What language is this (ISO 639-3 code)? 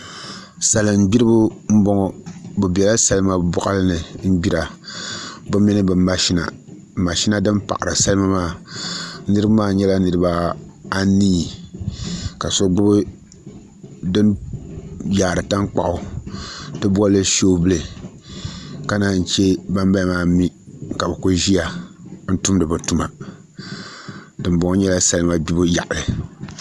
dag